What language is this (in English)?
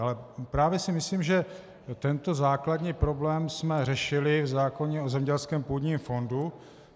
Czech